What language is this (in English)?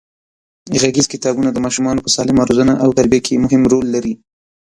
Pashto